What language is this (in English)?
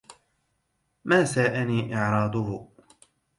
Arabic